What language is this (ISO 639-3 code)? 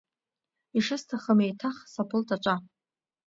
abk